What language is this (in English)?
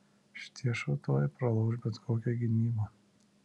Lithuanian